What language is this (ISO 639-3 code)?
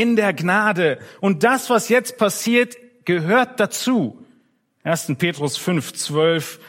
deu